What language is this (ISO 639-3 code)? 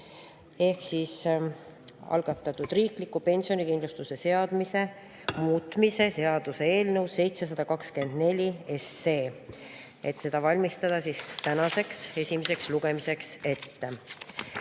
est